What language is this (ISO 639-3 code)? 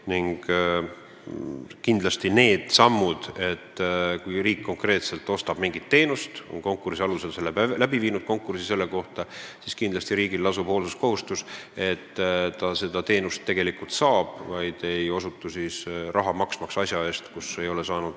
est